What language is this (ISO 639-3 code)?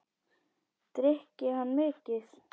isl